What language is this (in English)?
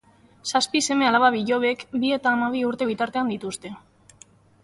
Basque